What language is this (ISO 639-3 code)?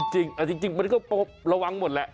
tha